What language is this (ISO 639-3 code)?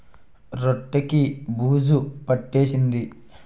tel